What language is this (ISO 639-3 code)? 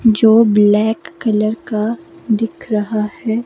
hin